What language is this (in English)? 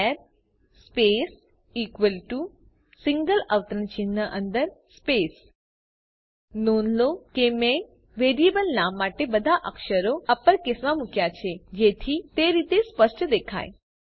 Gujarati